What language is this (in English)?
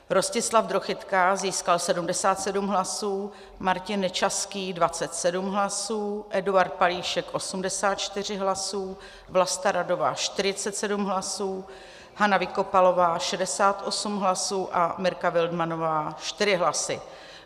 Czech